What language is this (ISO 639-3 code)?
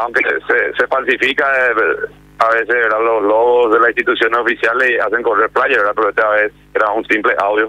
spa